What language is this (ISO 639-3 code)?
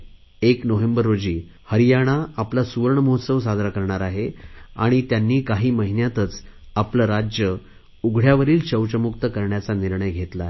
mar